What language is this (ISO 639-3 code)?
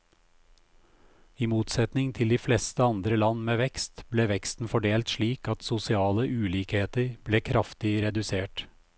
nor